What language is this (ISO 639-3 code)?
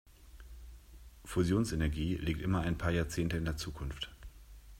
deu